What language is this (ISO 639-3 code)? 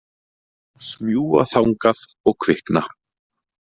isl